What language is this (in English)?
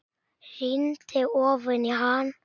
Icelandic